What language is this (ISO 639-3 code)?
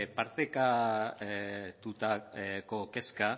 eus